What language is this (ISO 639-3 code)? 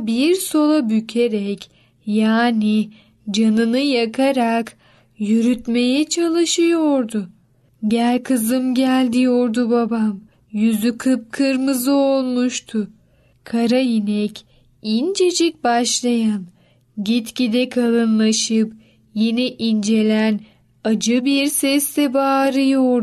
tur